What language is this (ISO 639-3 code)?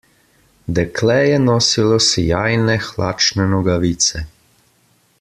slv